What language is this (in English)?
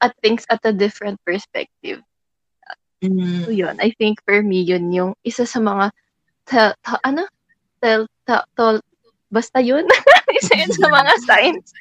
Filipino